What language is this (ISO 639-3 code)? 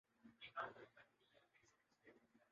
urd